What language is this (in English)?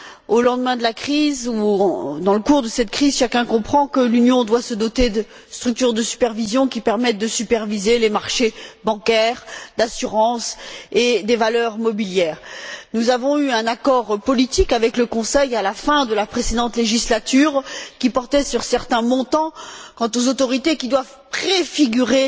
French